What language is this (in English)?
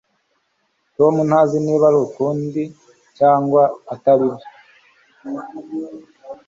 Kinyarwanda